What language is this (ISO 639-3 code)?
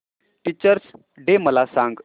mar